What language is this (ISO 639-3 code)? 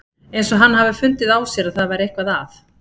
isl